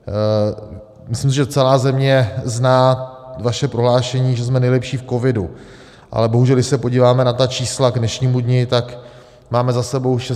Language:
Czech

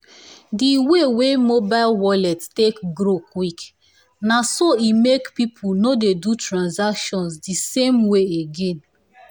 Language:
Nigerian Pidgin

